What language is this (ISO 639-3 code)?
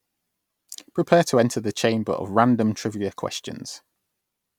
eng